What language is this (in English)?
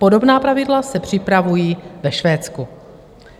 Czech